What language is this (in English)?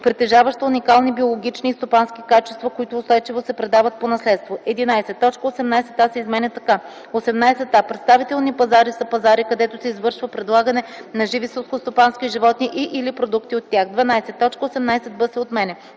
Bulgarian